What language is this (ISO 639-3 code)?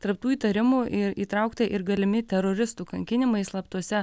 lit